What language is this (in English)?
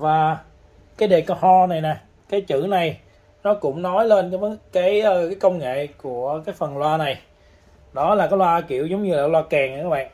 Vietnamese